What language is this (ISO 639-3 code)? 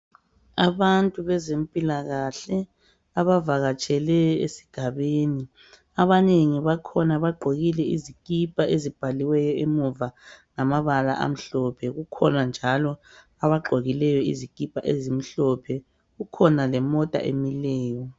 nde